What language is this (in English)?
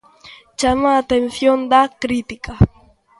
Galician